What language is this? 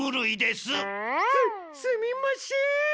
Japanese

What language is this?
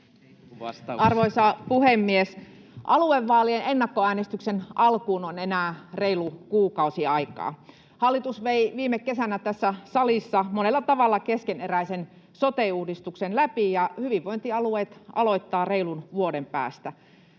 Finnish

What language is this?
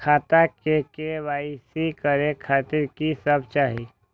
Maithili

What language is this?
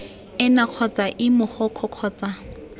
Tswana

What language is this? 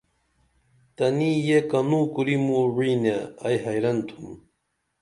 Dameli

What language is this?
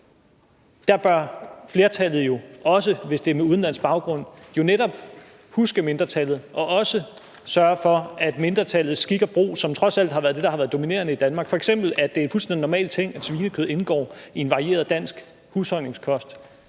Danish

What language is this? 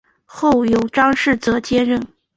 Chinese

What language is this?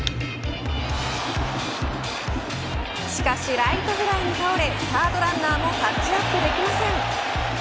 Japanese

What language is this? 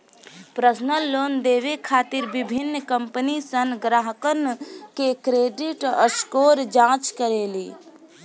Bhojpuri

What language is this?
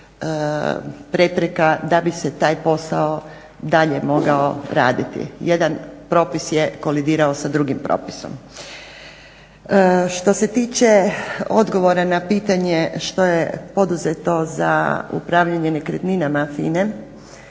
Croatian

